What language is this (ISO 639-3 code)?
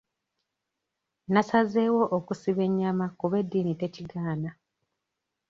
lug